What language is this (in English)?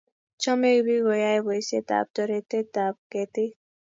Kalenjin